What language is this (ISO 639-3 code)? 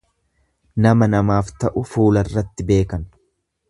orm